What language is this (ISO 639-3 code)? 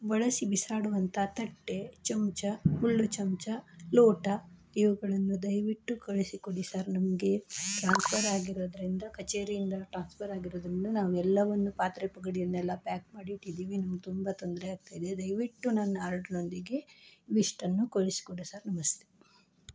kan